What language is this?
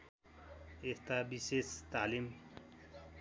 Nepali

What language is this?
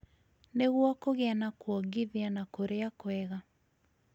Kikuyu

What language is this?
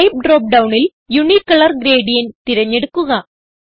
Malayalam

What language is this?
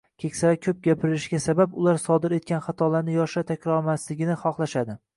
Uzbek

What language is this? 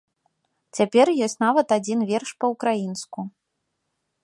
Belarusian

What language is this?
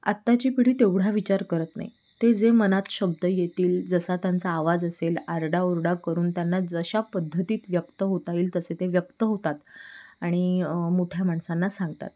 Marathi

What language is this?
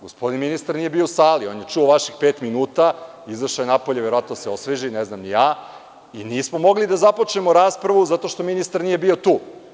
Serbian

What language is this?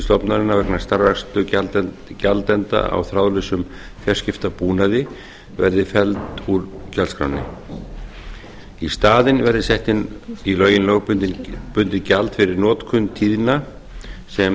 Icelandic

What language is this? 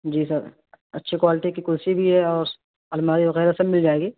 Urdu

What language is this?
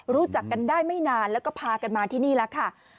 Thai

